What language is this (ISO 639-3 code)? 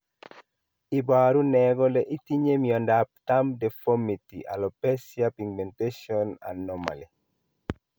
kln